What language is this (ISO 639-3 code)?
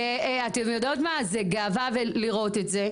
heb